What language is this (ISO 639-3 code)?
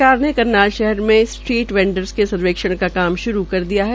hin